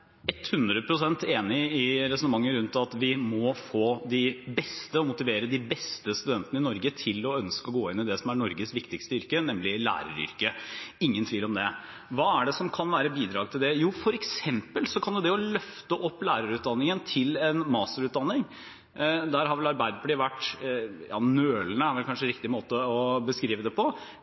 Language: Norwegian Bokmål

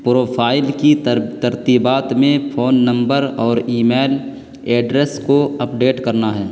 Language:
Urdu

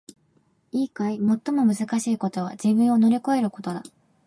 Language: Japanese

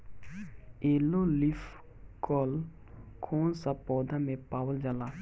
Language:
Bhojpuri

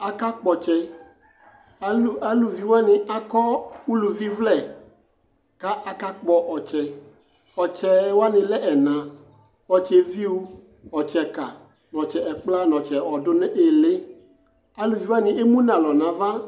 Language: Ikposo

